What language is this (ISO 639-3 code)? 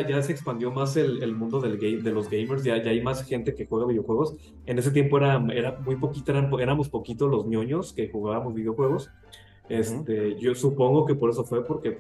spa